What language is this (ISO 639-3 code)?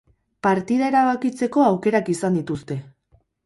eus